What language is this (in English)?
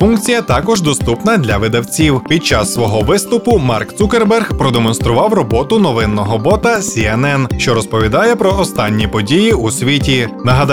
Ukrainian